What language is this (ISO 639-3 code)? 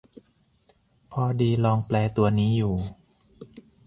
tha